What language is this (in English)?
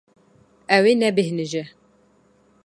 Kurdish